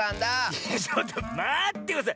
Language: Japanese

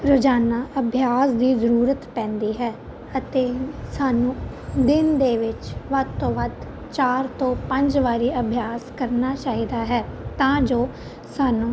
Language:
Punjabi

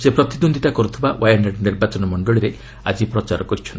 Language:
Odia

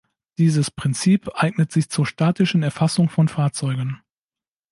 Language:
German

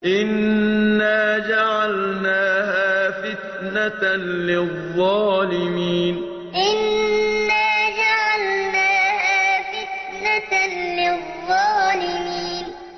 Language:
Arabic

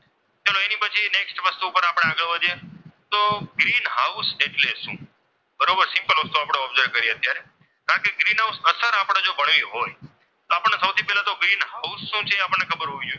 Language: Gujarati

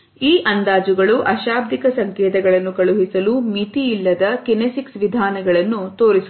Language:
Kannada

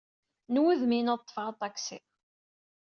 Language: Kabyle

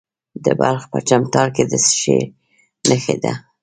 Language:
Pashto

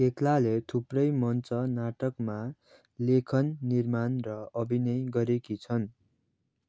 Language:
Nepali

